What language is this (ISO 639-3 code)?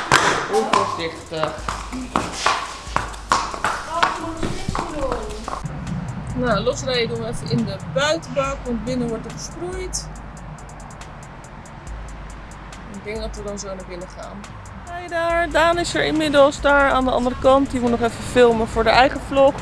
nld